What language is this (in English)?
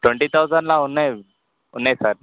Telugu